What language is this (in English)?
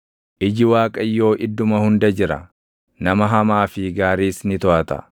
Oromo